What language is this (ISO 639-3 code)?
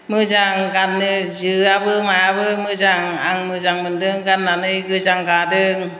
brx